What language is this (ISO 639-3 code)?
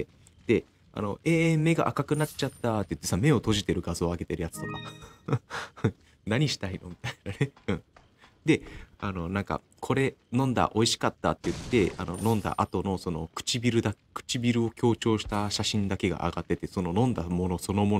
jpn